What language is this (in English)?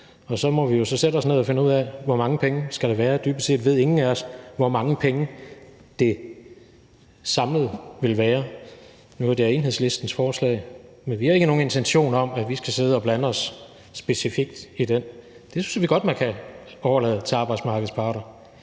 Danish